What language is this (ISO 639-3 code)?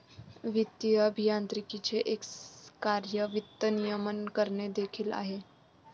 mar